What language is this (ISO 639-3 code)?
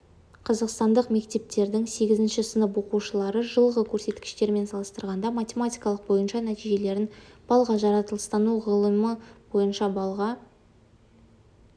kaz